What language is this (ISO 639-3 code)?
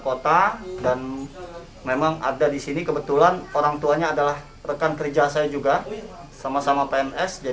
ind